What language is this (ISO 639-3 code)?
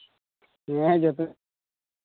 sat